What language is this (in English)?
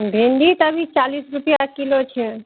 Maithili